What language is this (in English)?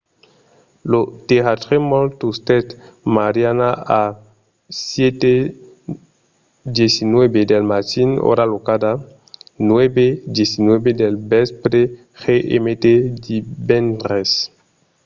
Occitan